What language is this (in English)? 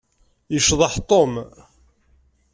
Kabyle